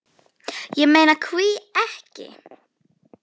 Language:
Icelandic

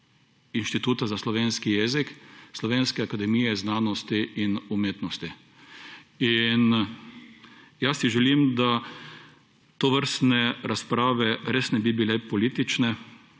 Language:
Slovenian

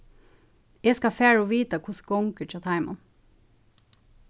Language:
Faroese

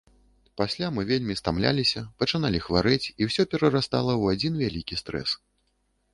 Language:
Belarusian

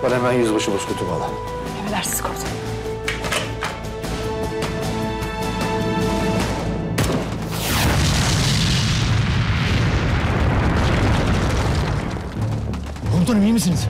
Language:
Turkish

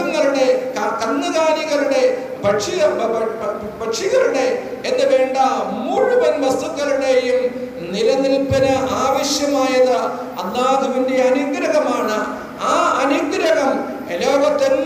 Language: Arabic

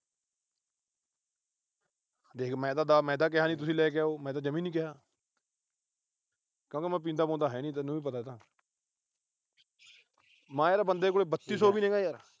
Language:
Punjabi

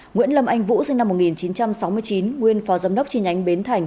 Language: Vietnamese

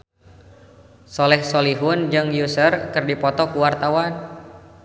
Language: Sundanese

